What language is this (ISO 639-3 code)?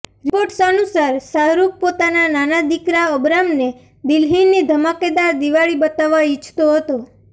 guj